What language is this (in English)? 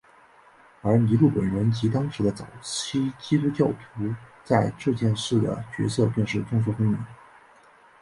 Chinese